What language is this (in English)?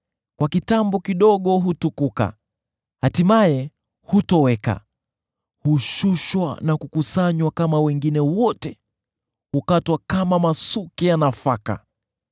Swahili